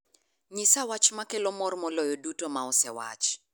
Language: Luo (Kenya and Tanzania)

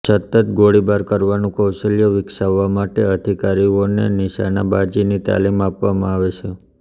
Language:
Gujarati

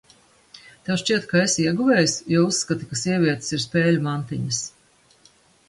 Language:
Latvian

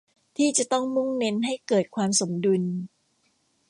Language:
Thai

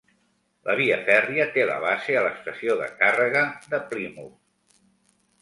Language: Catalan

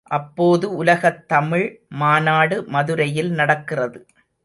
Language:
Tamil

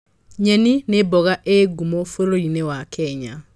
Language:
Kikuyu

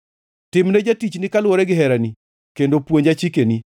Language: Luo (Kenya and Tanzania)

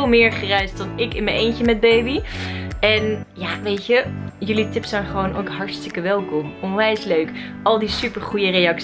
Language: Dutch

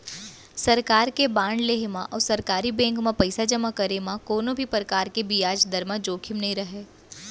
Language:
Chhattisgarhi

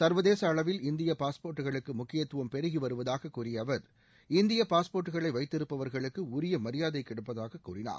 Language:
Tamil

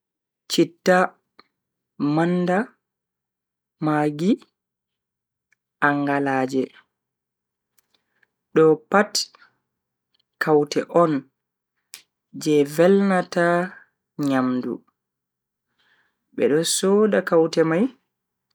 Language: Bagirmi Fulfulde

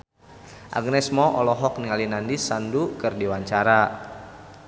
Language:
Sundanese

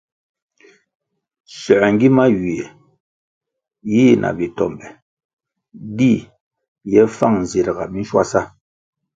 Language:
Kwasio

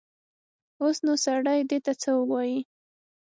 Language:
Pashto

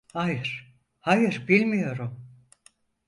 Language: Turkish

